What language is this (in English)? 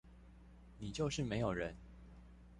Chinese